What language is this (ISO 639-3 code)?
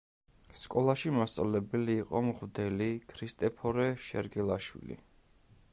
kat